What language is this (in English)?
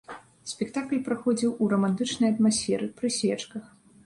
Belarusian